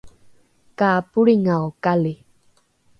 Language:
Rukai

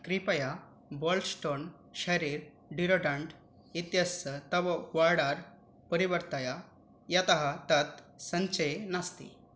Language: Sanskrit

